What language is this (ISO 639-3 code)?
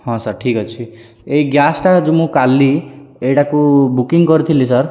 ori